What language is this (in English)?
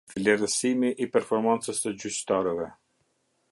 Albanian